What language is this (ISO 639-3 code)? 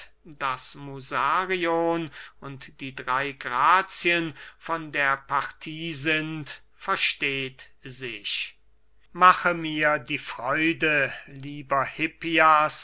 deu